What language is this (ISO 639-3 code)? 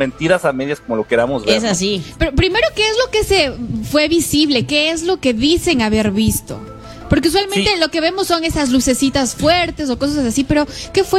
spa